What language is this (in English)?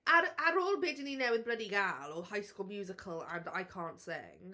Welsh